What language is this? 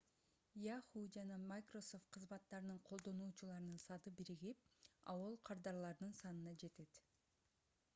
Kyrgyz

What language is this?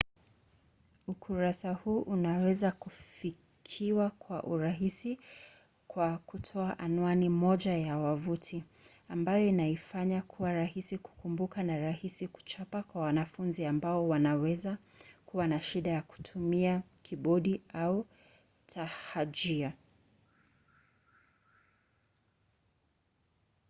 Swahili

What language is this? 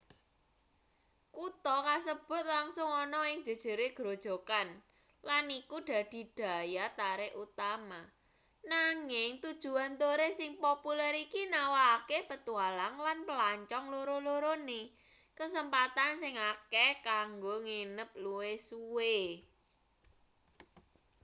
Javanese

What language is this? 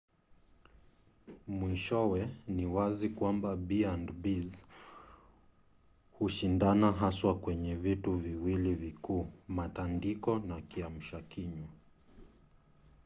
Swahili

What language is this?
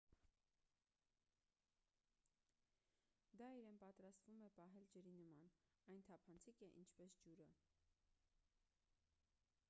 Armenian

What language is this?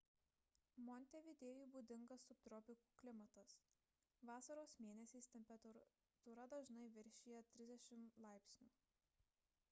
Lithuanian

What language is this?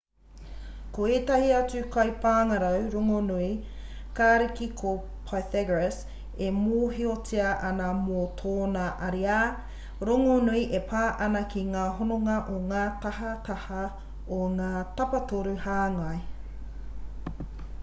Māori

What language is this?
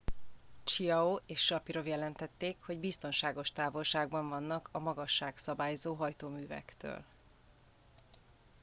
Hungarian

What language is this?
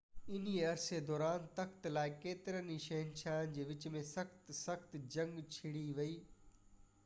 Sindhi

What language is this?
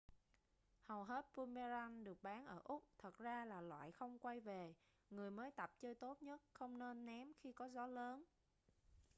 Vietnamese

